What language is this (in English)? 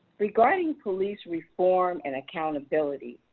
English